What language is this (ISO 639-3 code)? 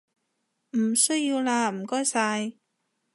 yue